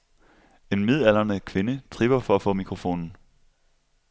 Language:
Danish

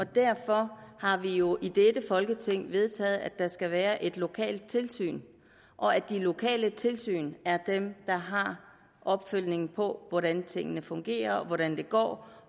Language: Danish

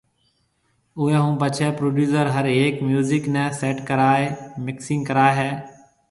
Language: Marwari (Pakistan)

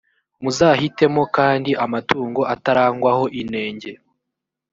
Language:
Kinyarwanda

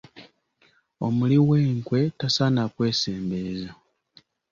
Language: Ganda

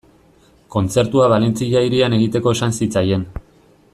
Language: Basque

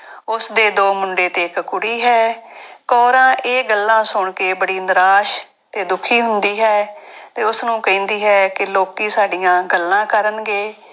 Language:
Punjabi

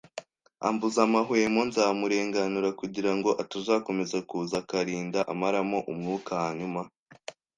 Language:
Kinyarwanda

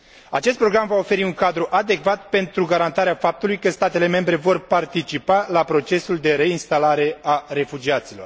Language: Romanian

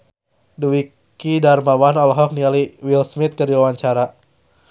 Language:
Sundanese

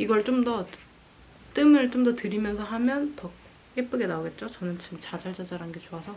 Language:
Korean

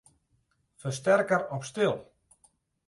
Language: Western Frisian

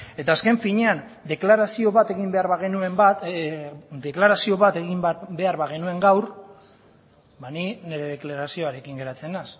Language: Basque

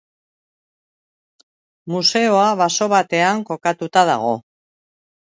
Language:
Basque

